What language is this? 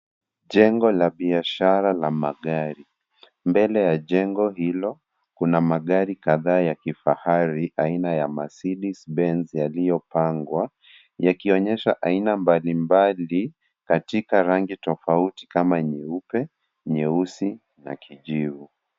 Swahili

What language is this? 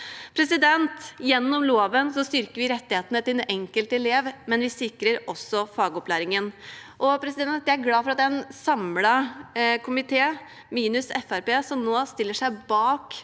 Norwegian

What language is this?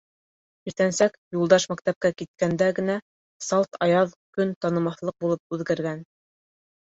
Bashkir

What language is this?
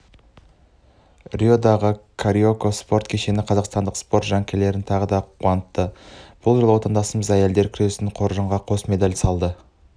Kazakh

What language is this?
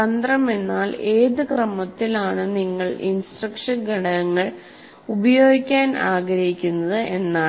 Malayalam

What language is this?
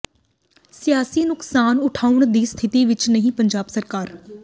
Punjabi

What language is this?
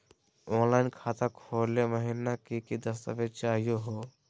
Magahi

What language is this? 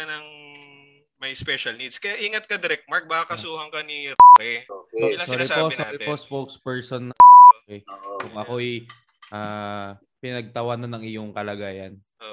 Filipino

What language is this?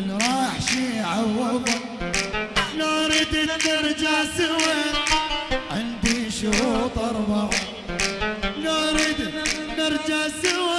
Arabic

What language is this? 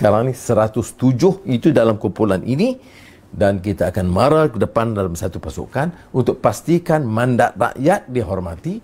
Malay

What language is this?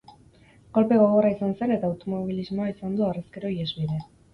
Basque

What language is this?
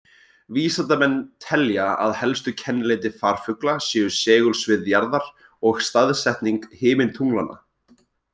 Icelandic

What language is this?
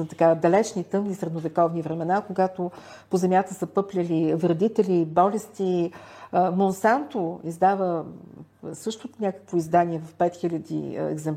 Bulgarian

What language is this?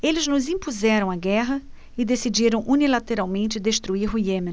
Portuguese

